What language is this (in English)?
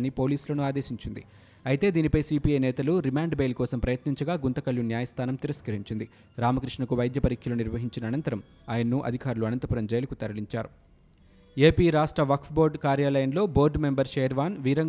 Telugu